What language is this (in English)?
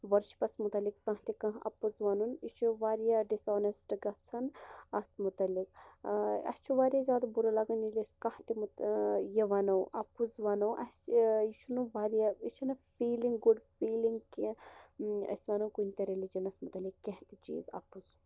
Kashmiri